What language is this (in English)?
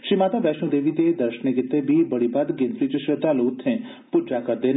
Dogri